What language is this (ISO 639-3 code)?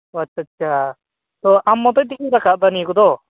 sat